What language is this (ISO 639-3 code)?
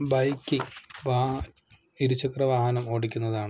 mal